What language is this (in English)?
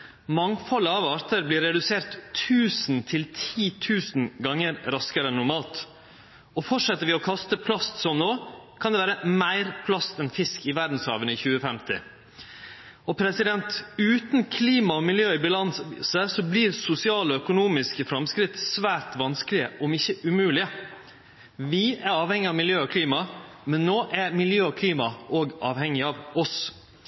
Norwegian Nynorsk